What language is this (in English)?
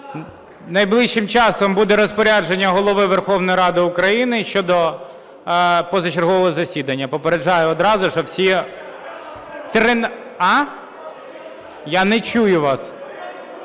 Ukrainian